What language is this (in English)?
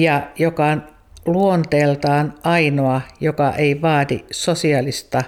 Finnish